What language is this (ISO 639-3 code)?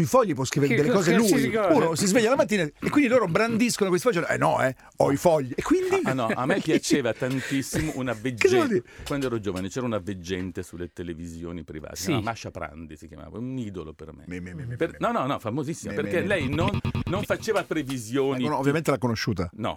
ita